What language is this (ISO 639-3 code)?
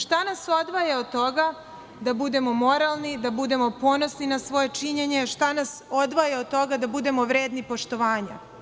srp